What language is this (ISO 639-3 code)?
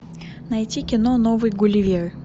rus